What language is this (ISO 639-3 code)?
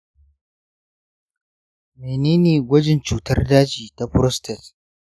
hau